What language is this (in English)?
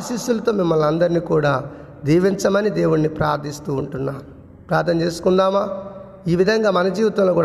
Telugu